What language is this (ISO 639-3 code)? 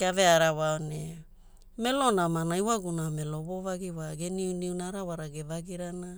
hul